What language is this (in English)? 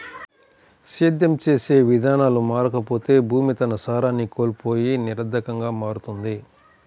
Telugu